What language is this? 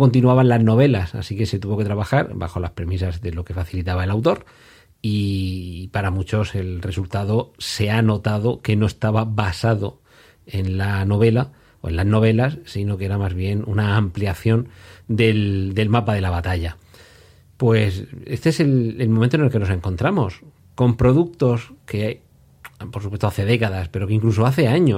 Spanish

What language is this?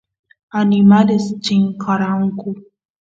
Santiago del Estero Quichua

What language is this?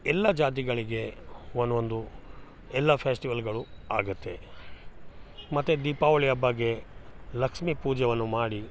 Kannada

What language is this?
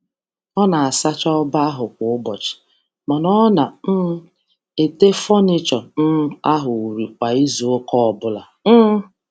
Igbo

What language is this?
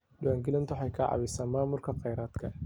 Somali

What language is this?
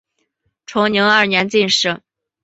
Chinese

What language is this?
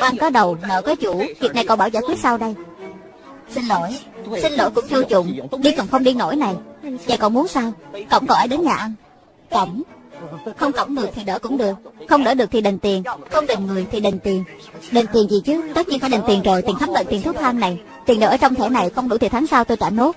Vietnamese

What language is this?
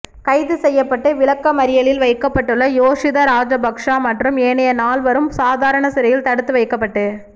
Tamil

